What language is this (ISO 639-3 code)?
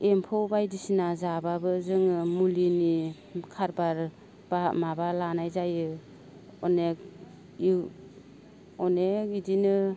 brx